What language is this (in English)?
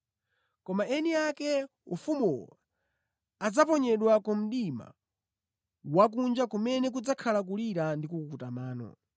Nyanja